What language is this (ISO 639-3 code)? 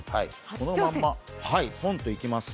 jpn